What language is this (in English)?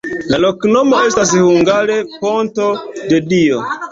Esperanto